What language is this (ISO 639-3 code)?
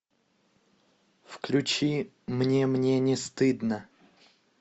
rus